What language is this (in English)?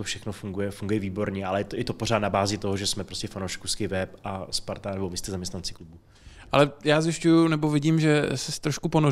Czech